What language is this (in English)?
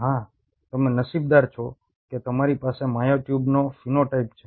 Gujarati